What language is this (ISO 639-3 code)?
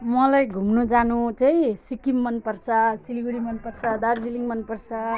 nep